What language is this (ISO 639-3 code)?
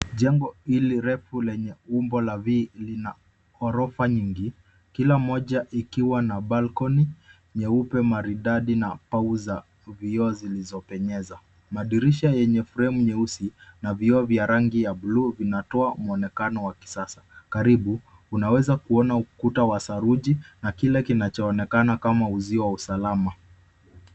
swa